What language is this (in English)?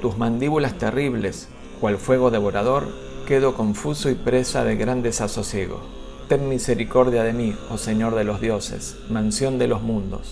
Spanish